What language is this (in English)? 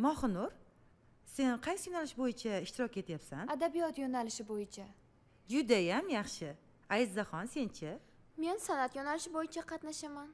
Turkish